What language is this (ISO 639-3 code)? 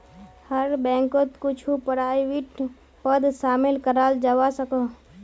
mag